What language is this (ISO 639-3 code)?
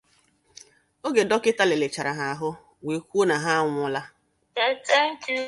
ibo